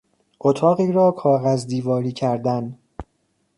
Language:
Persian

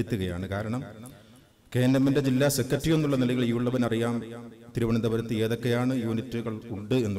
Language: Arabic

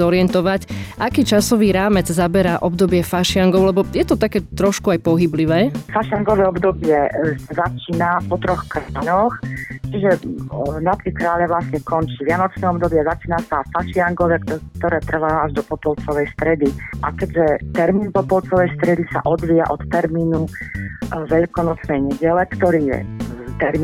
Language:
Slovak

